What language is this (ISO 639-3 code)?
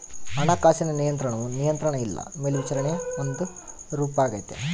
kan